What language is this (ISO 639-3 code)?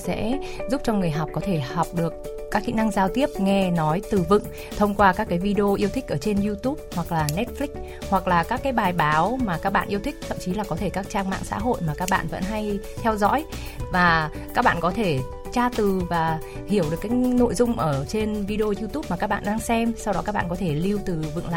vie